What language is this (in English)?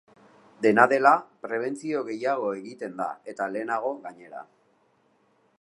Basque